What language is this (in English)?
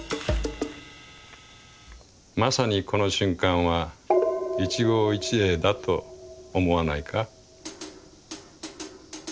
Japanese